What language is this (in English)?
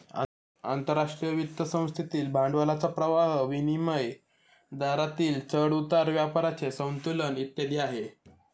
Marathi